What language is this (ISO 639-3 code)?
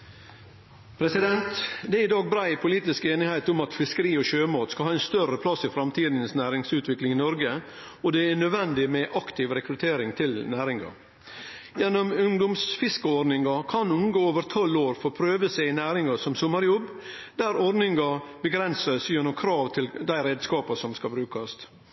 nno